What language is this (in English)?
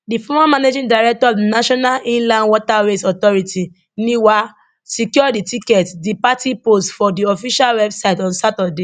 Nigerian Pidgin